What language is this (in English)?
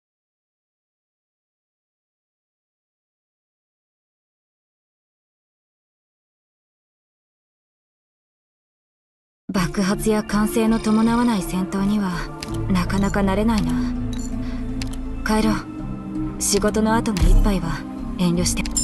Japanese